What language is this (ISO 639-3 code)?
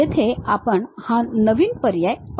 mar